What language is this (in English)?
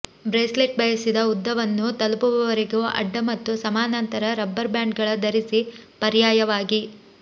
Kannada